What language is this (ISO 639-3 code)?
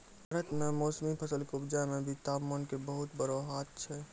mai